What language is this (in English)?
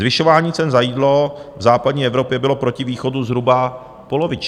Czech